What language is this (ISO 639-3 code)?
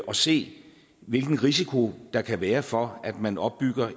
dan